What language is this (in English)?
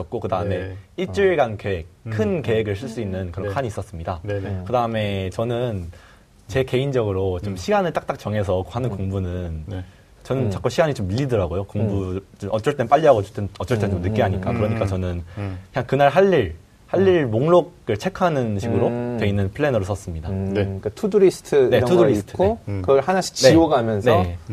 Korean